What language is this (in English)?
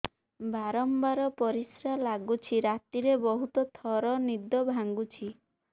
Odia